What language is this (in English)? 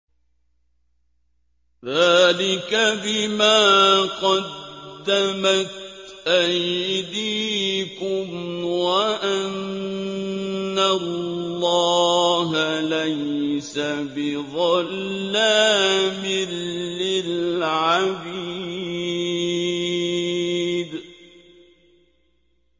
Arabic